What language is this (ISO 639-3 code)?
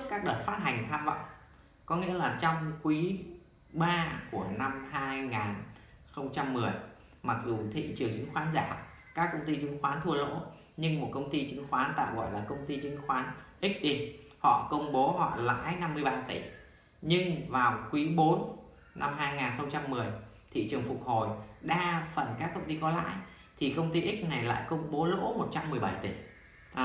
vie